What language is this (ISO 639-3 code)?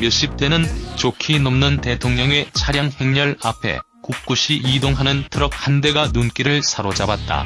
kor